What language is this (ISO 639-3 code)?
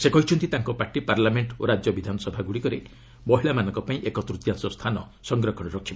ori